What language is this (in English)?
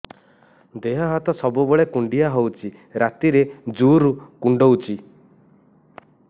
Odia